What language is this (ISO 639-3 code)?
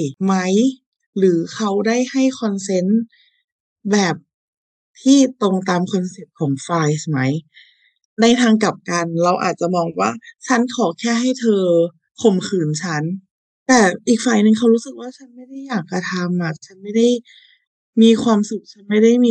tha